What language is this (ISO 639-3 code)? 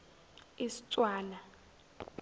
zul